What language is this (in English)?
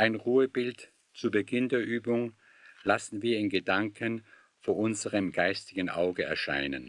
German